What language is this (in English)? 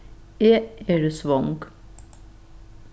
Faroese